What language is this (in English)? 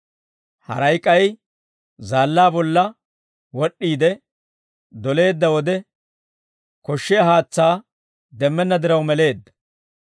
Dawro